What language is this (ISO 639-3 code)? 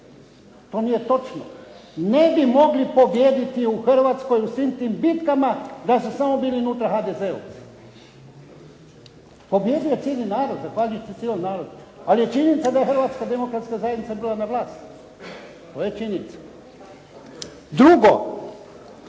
hrv